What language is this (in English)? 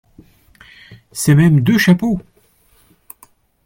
French